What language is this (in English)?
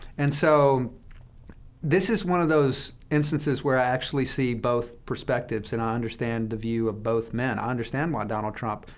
English